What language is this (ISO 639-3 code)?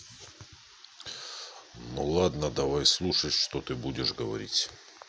rus